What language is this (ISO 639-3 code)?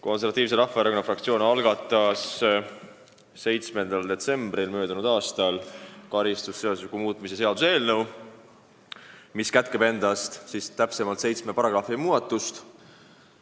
est